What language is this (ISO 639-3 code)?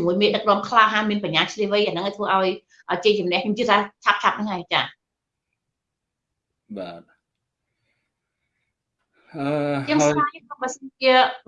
vie